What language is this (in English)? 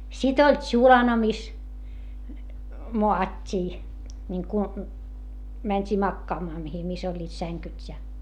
Finnish